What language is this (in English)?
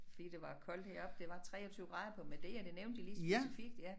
Danish